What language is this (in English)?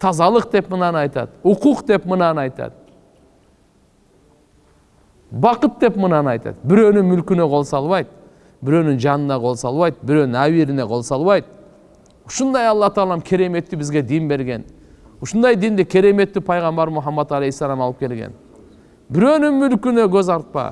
Turkish